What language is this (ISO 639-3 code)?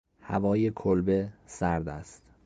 fas